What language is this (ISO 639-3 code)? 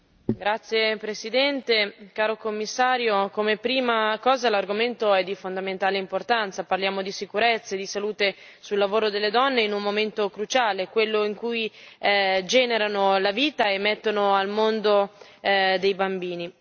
ita